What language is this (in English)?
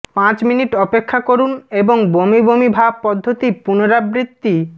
Bangla